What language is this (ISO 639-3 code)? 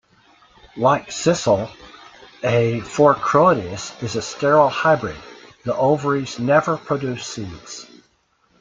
eng